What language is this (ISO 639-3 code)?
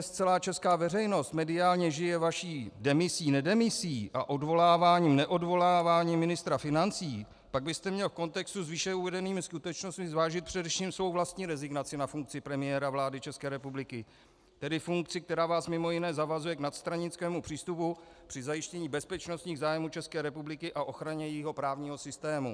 ces